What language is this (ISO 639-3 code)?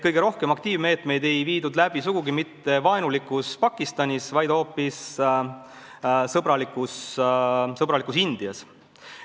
est